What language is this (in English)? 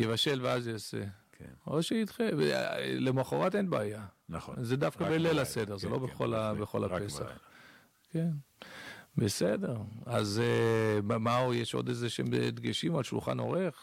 Hebrew